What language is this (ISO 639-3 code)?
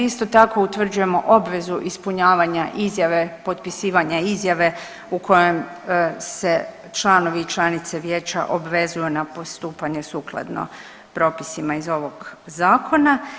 hrv